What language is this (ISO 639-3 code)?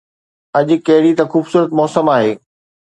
snd